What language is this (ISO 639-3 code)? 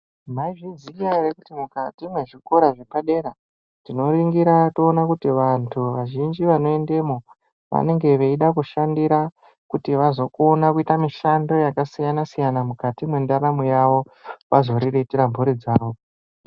ndc